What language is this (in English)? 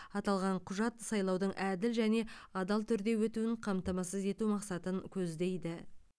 Kazakh